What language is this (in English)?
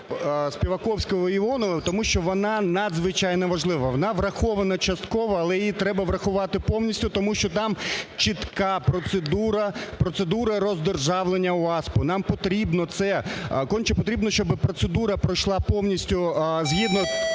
Ukrainian